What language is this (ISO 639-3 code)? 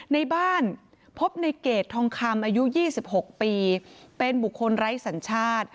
tha